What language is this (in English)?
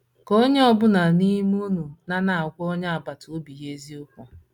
Igbo